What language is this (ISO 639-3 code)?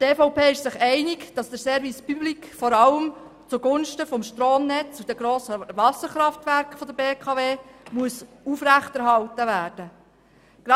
gsw